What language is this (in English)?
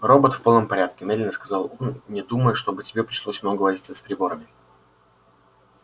Russian